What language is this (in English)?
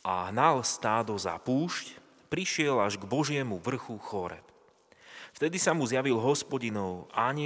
Slovak